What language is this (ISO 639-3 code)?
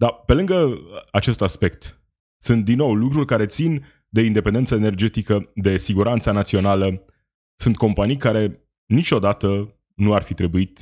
ron